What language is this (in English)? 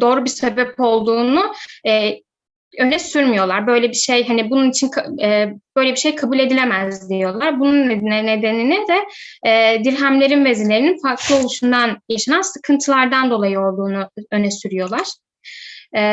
Turkish